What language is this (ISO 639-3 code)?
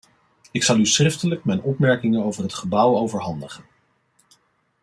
nld